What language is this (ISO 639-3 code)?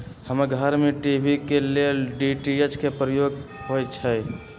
mag